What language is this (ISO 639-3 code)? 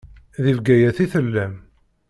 kab